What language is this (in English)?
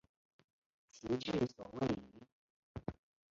Chinese